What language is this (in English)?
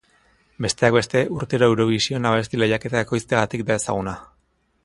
Basque